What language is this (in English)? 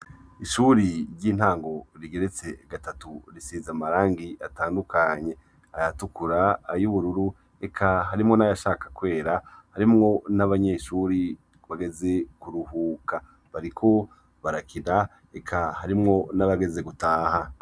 Rundi